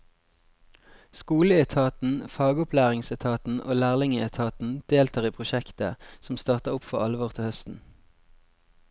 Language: Norwegian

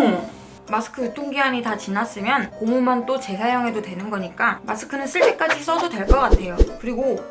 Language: Korean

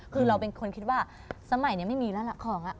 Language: Thai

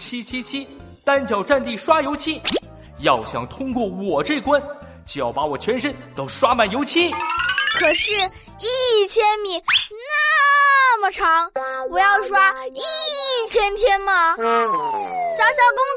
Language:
Chinese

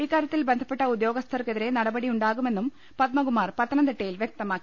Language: Malayalam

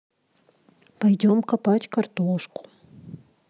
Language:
Russian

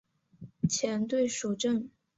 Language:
Chinese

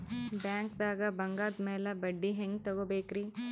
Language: Kannada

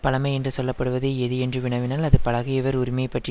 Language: Tamil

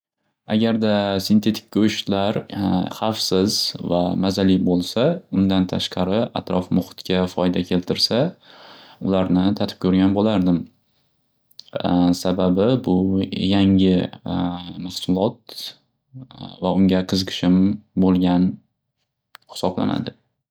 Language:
Uzbek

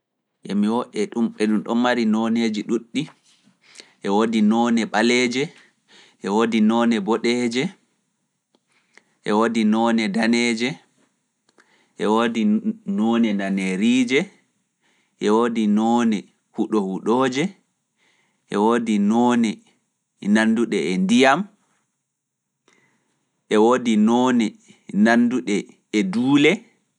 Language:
Fula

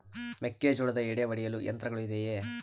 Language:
Kannada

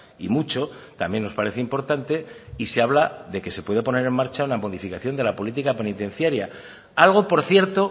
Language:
Spanish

